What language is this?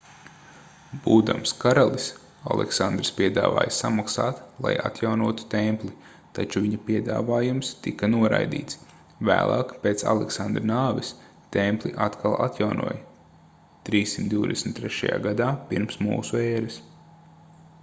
Latvian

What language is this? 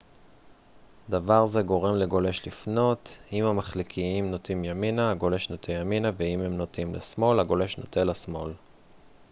Hebrew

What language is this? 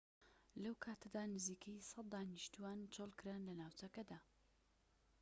Central Kurdish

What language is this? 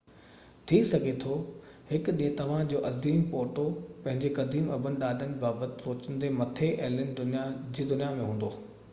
Sindhi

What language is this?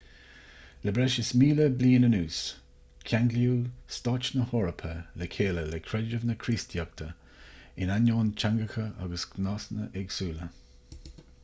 Irish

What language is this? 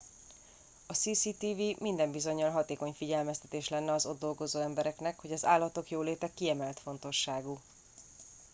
Hungarian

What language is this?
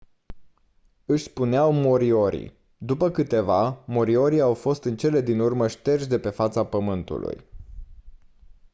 Romanian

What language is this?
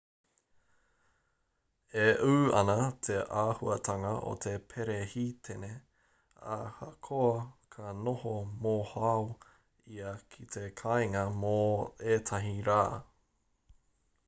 Māori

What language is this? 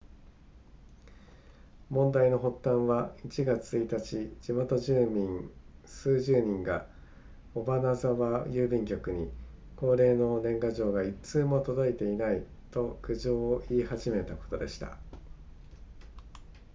Japanese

